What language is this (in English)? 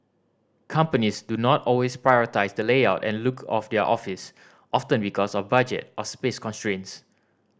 English